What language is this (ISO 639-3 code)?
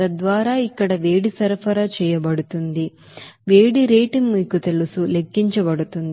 tel